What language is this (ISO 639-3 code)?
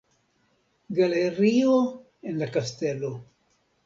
epo